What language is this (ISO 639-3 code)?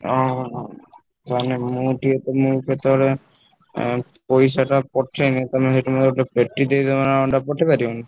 ori